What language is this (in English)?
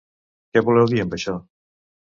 Catalan